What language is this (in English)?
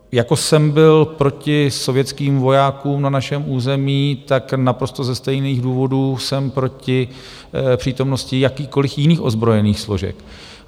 Czech